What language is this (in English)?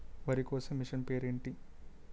Telugu